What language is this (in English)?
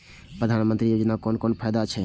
Maithili